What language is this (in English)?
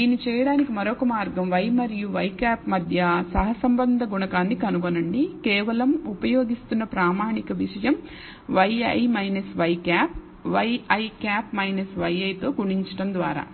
Telugu